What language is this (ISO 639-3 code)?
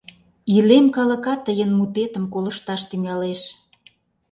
chm